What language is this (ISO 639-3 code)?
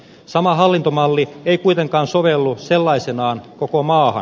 fin